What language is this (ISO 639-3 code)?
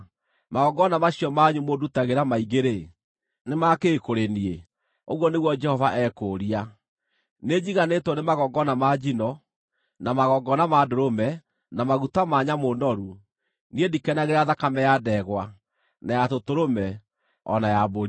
kik